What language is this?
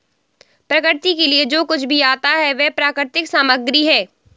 Hindi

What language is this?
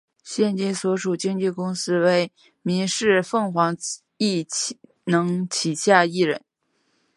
Chinese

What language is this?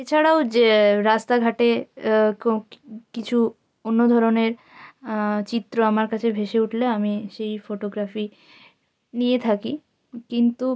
Bangla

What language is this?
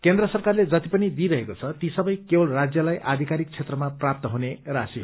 Nepali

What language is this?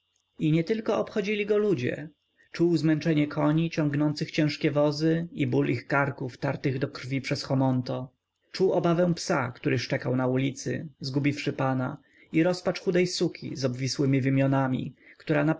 Polish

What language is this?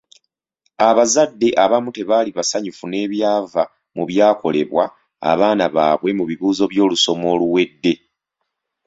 Ganda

